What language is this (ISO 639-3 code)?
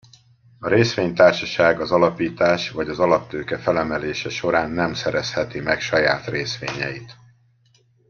hun